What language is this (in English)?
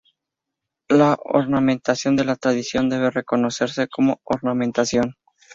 Spanish